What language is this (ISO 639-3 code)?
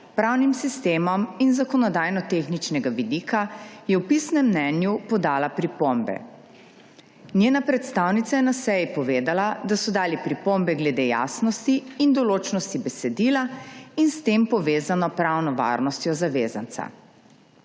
slv